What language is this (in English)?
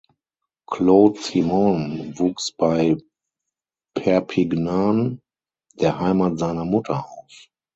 German